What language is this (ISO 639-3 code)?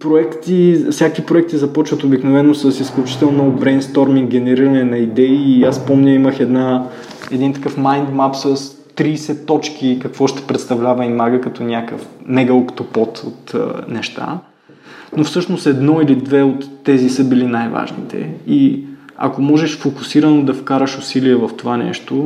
bul